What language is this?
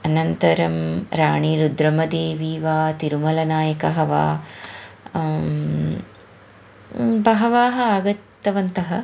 Sanskrit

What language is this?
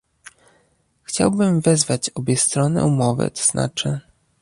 Polish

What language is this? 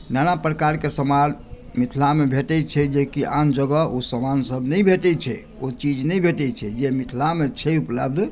Maithili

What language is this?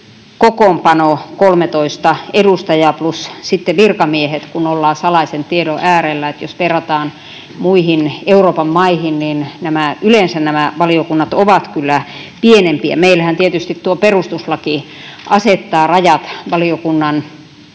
Finnish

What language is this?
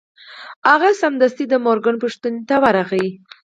Pashto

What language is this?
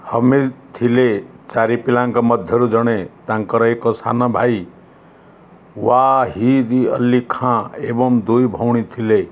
Odia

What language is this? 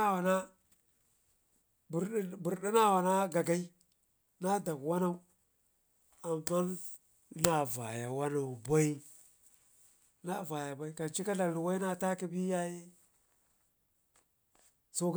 Ngizim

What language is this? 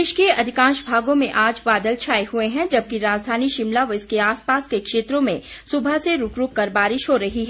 Hindi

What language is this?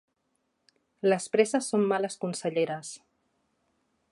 Catalan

